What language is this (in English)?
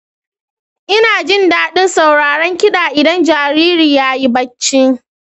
Hausa